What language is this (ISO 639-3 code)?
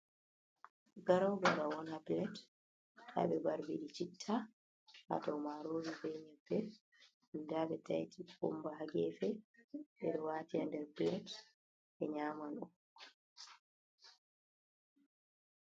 ful